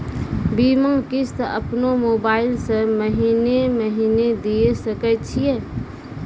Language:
Maithili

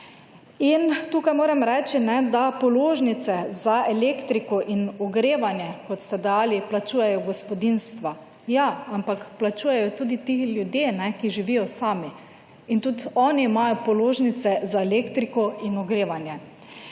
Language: Slovenian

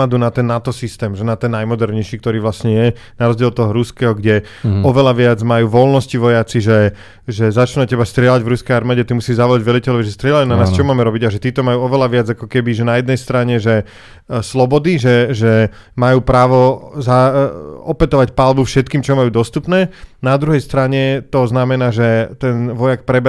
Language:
Slovak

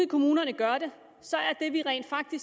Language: Danish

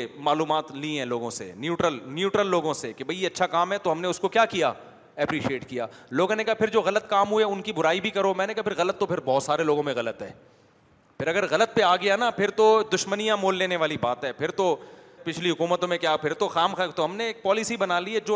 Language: Urdu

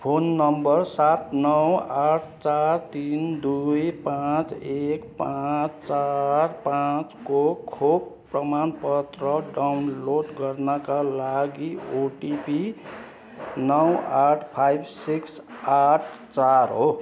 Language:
Nepali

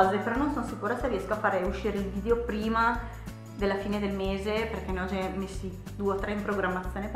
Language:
Italian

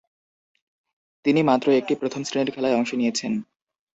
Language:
Bangla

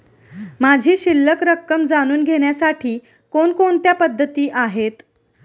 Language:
Marathi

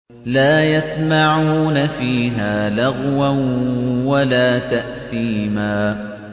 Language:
Arabic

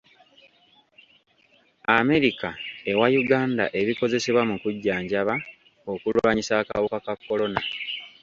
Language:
Ganda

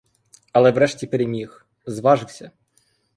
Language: Ukrainian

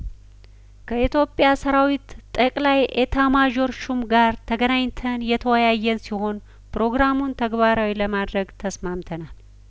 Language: Amharic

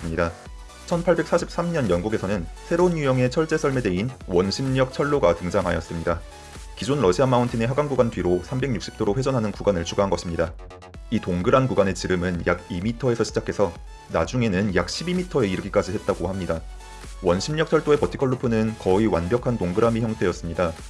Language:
Korean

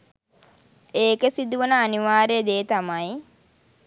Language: Sinhala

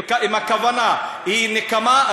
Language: Hebrew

